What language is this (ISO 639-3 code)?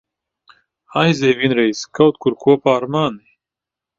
lav